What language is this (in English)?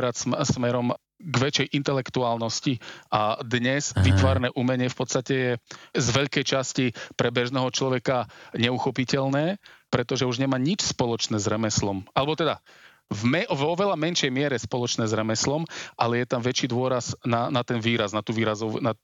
Slovak